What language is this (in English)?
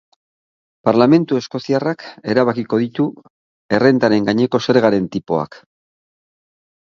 Basque